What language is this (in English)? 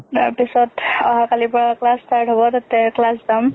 Assamese